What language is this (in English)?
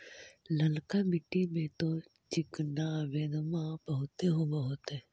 Magahi